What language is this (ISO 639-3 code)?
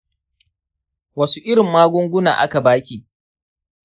hau